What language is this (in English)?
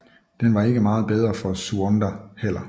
Danish